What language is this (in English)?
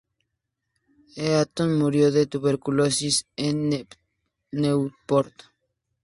Spanish